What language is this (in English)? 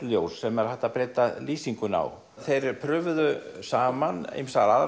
Icelandic